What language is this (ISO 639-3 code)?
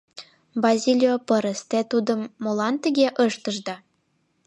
chm